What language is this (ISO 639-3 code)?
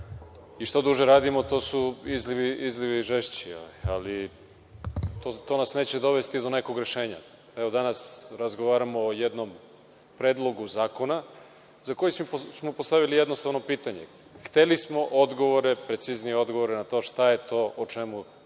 srp